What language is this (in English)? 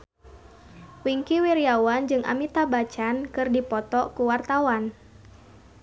Sundanese